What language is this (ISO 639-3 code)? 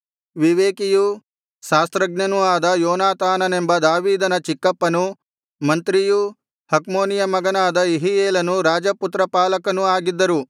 kan